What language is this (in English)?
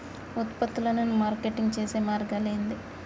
Telugu